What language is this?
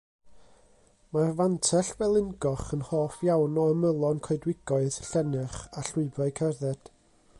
Welsh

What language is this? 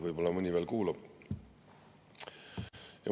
Estonian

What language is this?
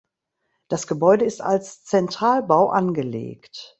German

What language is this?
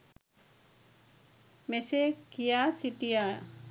Sinhala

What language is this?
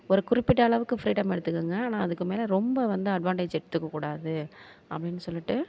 Tamil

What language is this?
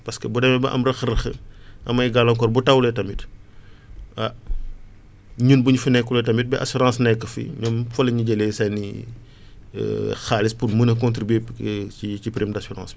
Wolof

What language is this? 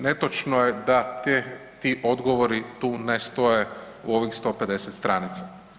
Croatian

